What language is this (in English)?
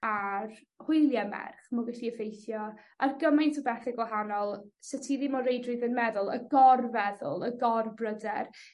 Welsh